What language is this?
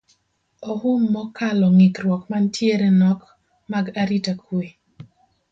Luo (Kenya and Tanzania)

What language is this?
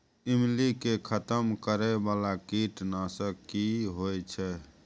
Maithili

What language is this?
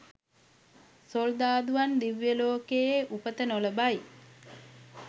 Sinhala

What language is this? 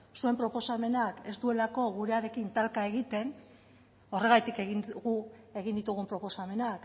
Basque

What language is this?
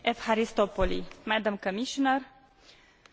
Romanian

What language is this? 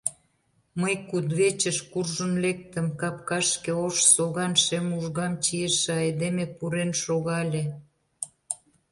Mari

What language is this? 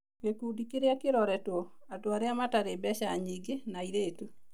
Kikuyu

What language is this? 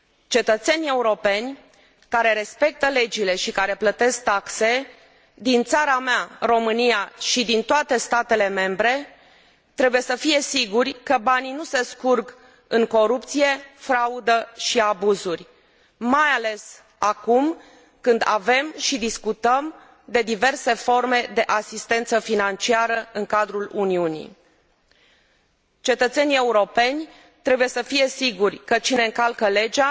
Romanian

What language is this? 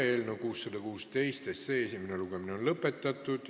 Estonian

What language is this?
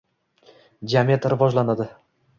Uzbek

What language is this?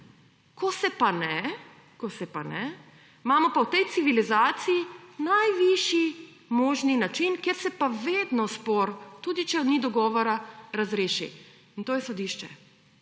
Slovenian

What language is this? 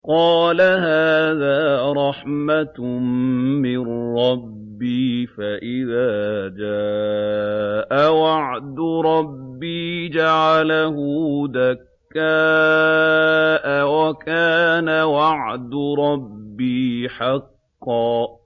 Arabic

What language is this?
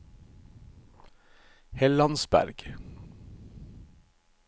Norwegian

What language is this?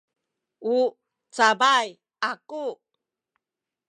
Sakizaya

